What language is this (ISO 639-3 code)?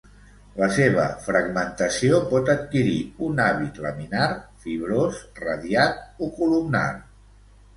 cat